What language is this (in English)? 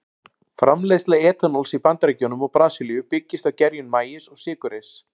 Icelandic